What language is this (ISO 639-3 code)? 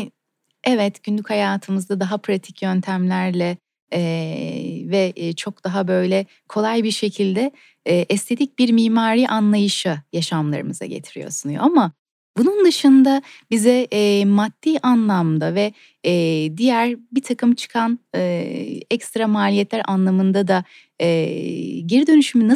tur